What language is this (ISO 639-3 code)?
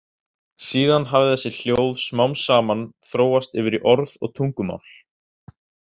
isl